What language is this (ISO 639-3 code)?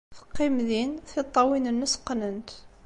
kab